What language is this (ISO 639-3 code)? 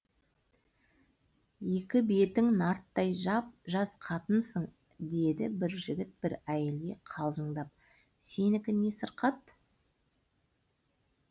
kaz